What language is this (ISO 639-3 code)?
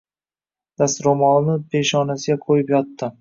uzb